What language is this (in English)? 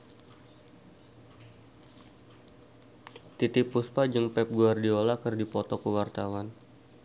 Sundanese